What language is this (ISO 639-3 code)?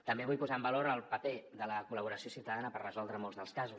cat